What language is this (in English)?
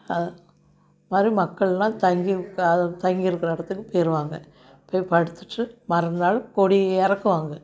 Tamil